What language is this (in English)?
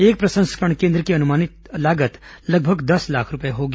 Hindi